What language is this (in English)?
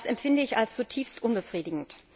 German